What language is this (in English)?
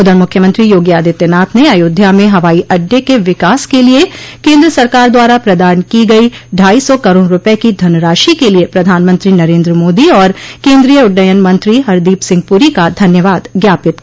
Hindi